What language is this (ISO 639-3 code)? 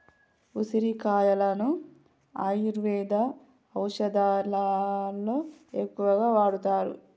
tel